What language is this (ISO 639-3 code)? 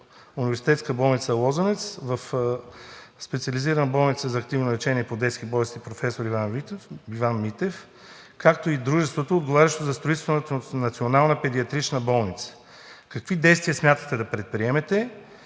bul